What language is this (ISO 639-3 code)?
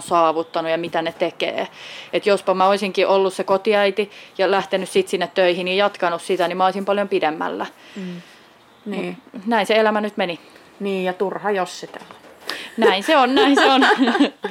fin